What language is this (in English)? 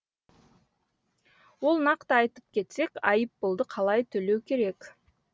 Kazakh